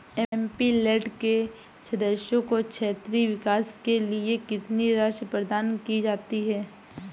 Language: Hindi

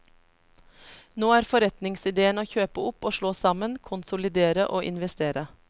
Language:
Norwegian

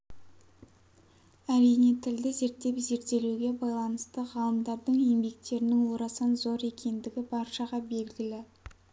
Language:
Kazakh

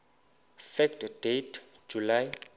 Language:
Xhosa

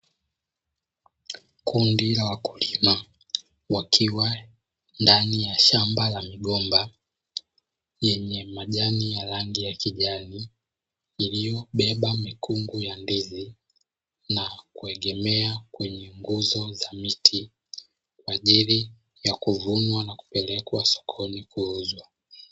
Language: Swahili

